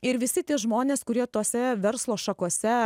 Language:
Lithuanian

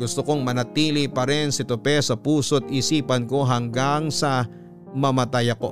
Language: Filipino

